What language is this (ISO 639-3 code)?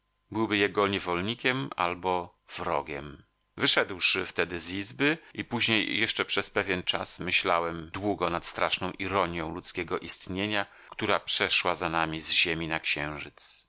pol